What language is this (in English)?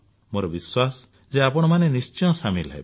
Odia